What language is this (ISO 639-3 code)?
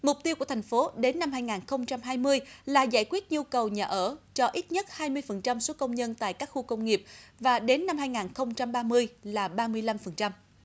vie